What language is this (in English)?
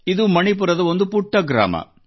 Kannada